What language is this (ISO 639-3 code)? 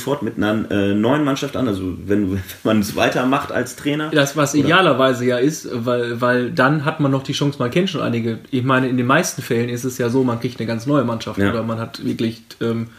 deu